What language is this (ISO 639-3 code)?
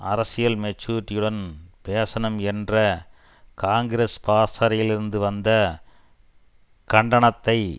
tam